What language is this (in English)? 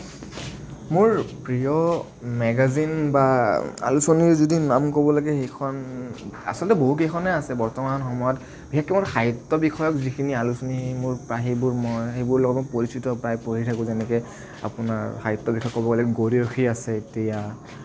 Assamese